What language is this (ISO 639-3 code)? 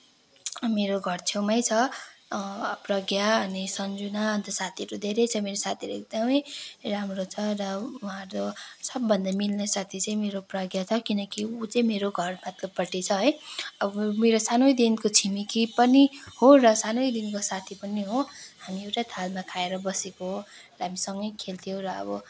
nep